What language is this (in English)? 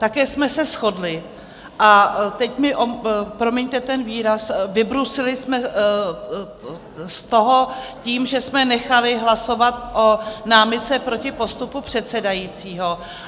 Czech